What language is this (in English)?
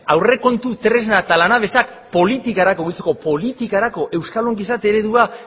Basque